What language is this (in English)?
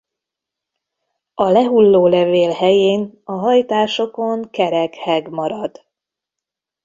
Hungarian